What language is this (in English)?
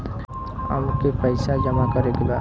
Bhojpuri